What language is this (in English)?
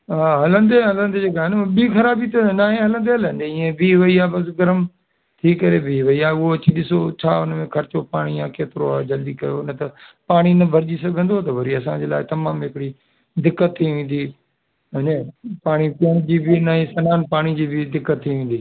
Sindhi